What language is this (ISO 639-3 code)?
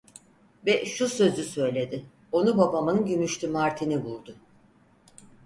tur